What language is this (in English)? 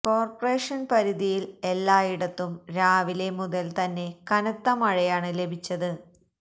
Malayalam